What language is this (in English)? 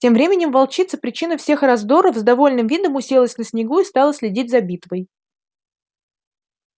Russian